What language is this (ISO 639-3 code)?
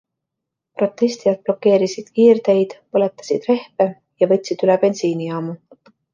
est